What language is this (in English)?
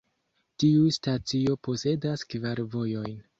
Esperanto